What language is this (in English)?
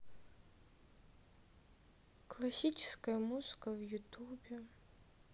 Russian